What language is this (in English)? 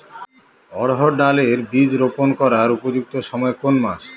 Bangla